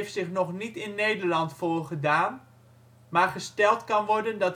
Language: Dutch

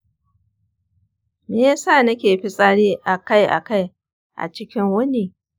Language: Hausa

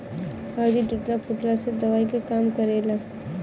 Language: Bhojpuri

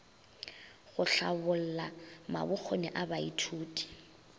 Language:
Northern Sotho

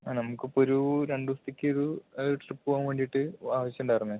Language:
Malayalam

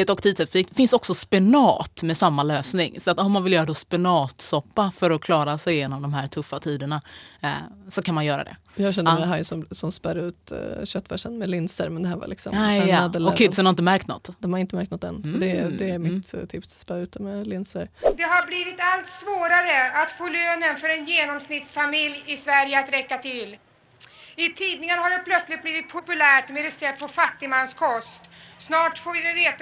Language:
Swedish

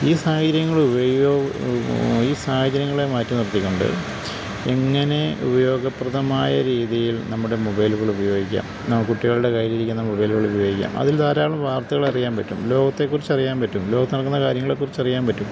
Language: Malayalam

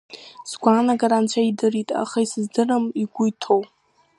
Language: Abkhazian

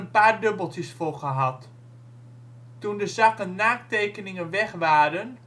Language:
Dutch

